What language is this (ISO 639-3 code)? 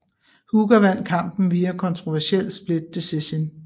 dan